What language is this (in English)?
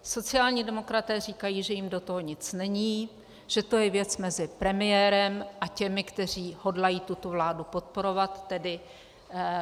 Czech